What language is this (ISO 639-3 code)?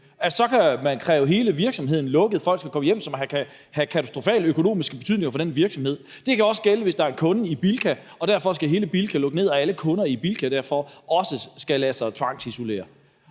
dan